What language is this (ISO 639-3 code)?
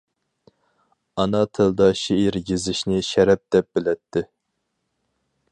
uig